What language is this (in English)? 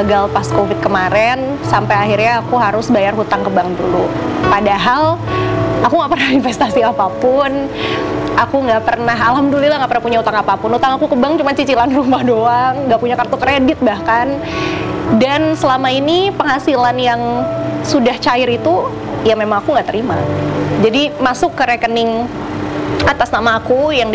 Indonesian